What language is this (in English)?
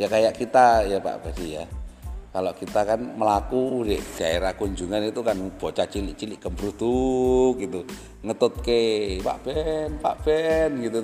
Indonesian